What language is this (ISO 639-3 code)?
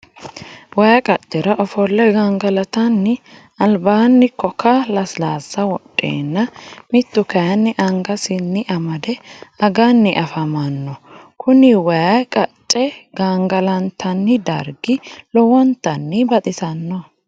sid